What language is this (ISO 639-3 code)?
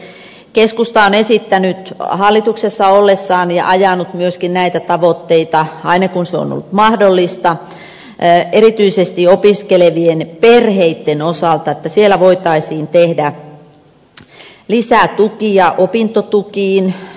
fin